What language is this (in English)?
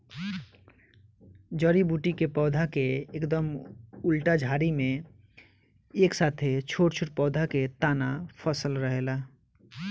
Bhojpuri